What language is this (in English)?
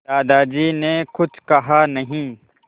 Hindi